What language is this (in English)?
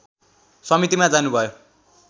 Nepali